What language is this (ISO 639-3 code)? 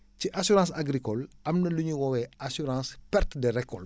wol